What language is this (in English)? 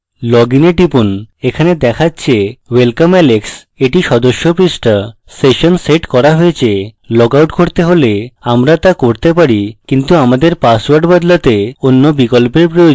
Bangla